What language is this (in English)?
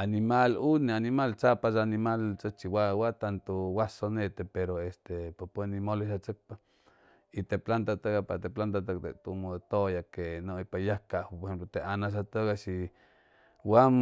Chimalapa Zoque